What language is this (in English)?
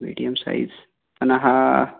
Marathi